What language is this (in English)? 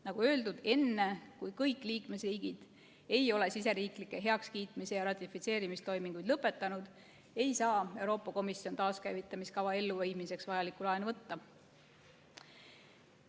Estonian